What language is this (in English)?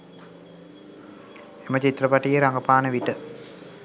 Sinhala